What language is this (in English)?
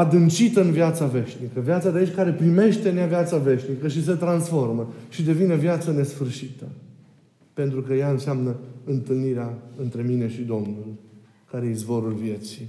Romanian